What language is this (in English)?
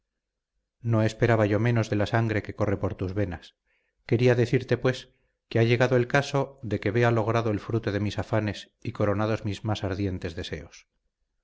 Spanish